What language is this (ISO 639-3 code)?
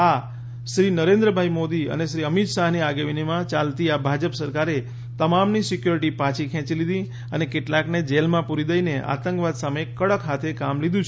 guj